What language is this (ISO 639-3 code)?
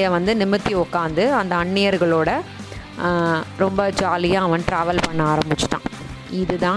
tam